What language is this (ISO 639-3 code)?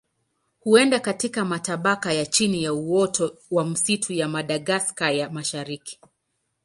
swa